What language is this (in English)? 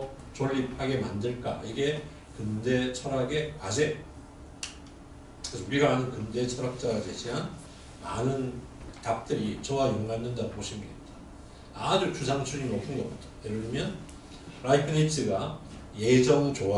Korean